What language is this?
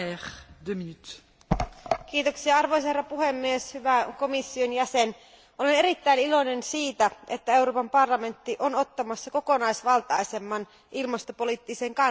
Finnish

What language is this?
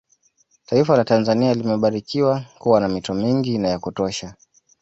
Swahili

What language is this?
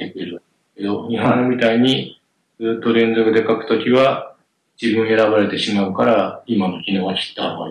Japanese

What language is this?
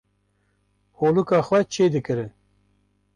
Kurdish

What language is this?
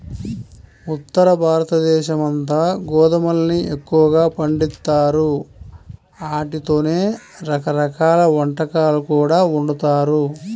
Telugu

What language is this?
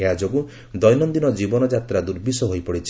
Odia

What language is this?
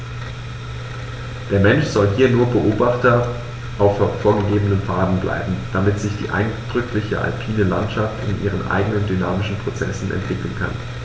German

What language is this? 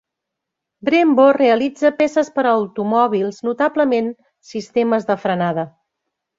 Catalan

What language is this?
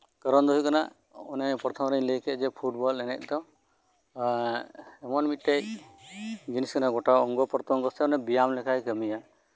Santali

